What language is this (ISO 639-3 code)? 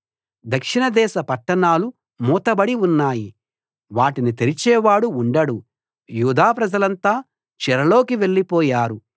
tel